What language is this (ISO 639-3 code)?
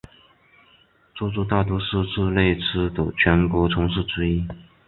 zho